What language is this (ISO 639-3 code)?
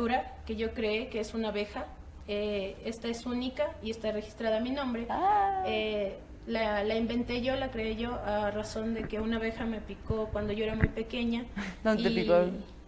spa